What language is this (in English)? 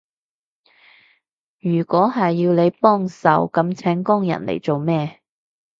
Cantonese